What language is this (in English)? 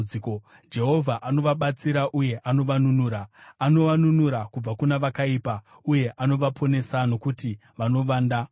Shona